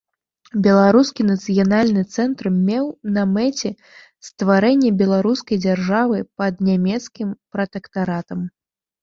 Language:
Belarusian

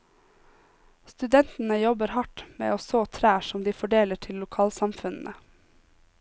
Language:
Norwegian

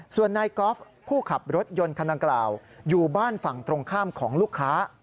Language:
Thai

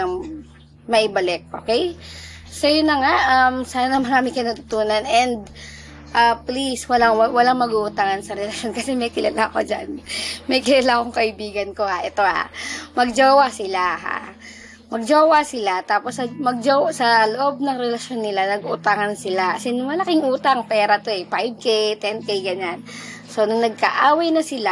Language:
Filipino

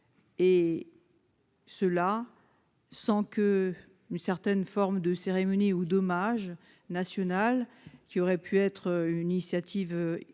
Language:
French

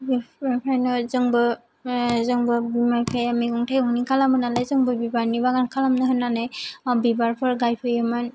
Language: Bodo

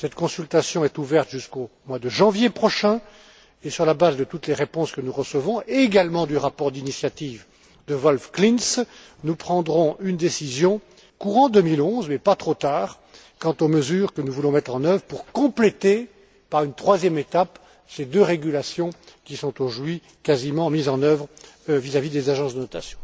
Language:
French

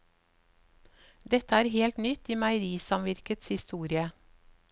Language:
Norwegian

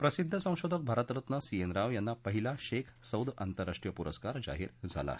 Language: Marathi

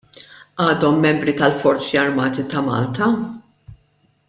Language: Maltese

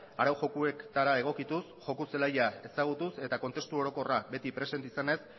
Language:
Basque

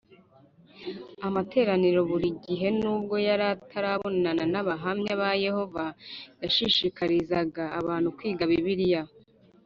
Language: Kinyarwanda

